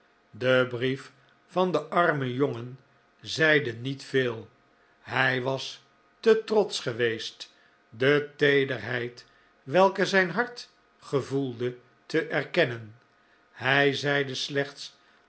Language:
Dutch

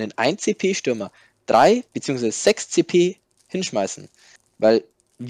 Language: German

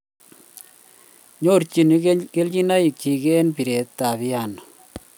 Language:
Kalenjin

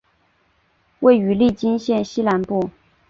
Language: Chinese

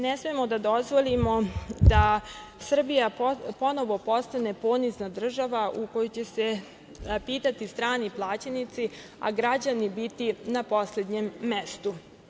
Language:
Serbian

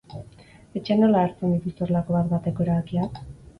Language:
Basque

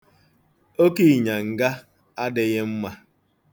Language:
Igbo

